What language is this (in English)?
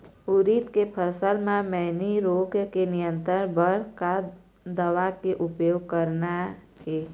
Chhattisgarhi